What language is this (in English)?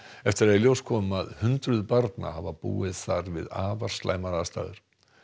Icelandic